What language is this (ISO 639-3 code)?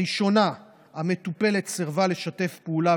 heb